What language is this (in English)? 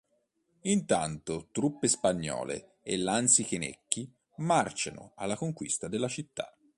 Italian